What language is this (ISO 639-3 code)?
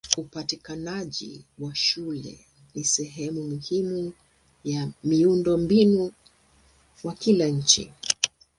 swa